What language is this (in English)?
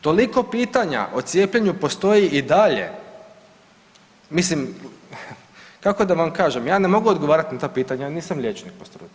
Croatian